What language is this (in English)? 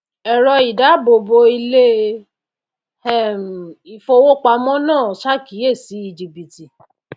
Yoruba